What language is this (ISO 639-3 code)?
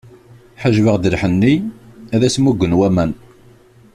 kab